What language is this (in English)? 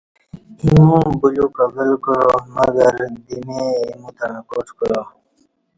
Kati